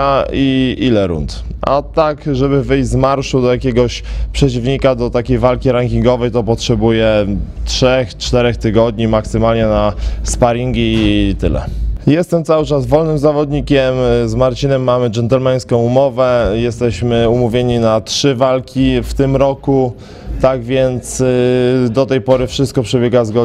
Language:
Polish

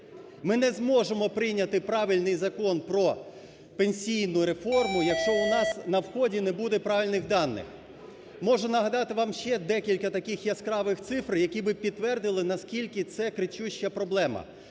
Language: Ukrainian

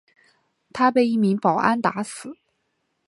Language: Chinese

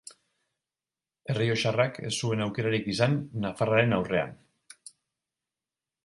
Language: Basque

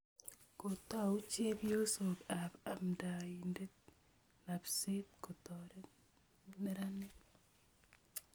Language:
Kalenjin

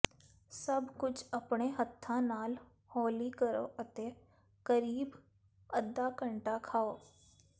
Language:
Punjabi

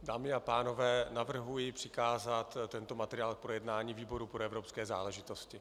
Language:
Czech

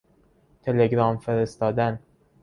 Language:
Persian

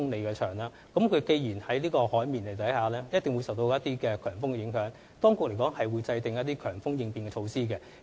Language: Cantonese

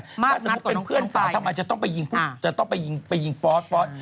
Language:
Thai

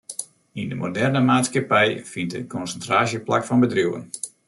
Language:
Western Frisian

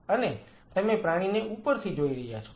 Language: Gujarati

